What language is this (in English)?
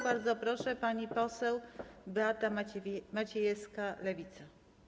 Polish